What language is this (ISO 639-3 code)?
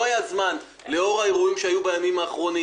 heb